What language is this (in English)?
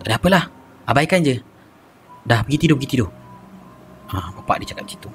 Malay